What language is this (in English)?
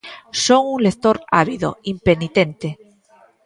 Galician